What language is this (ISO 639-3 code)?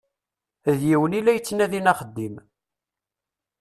kab